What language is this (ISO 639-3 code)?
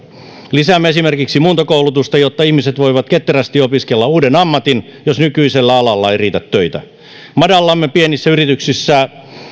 fin